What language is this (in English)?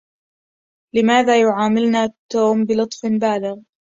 Arabic